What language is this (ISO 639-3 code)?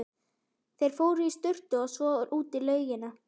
isl